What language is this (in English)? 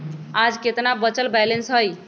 Magahi